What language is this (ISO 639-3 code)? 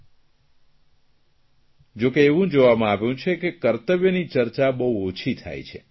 guj